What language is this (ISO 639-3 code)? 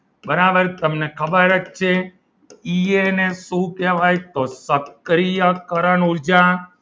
guj